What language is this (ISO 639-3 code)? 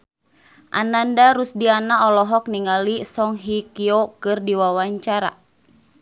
sun